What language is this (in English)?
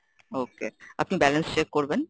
Bangla